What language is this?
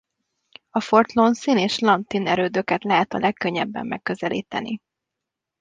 Hungarian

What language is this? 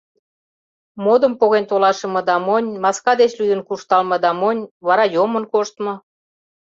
Mari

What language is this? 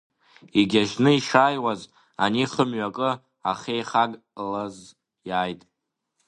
Abkhazian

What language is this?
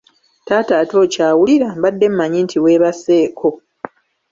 Ganda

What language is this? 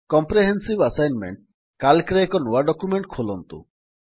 Odia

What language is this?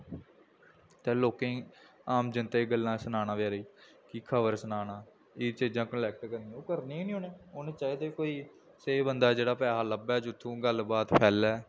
Dogri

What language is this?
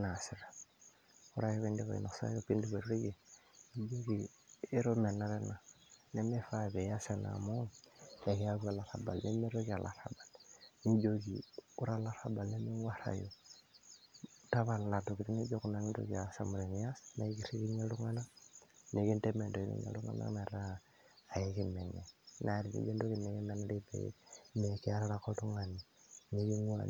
Masai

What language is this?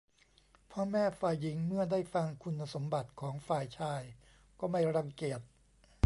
Thai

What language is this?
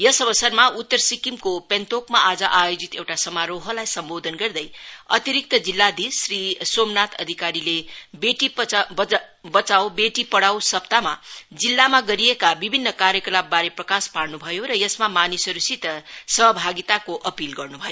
Nepali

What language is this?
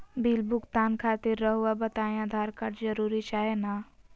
Magahi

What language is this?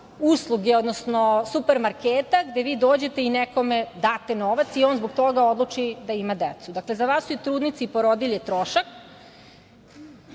Serbian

